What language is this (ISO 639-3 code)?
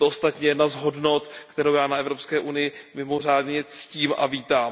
ces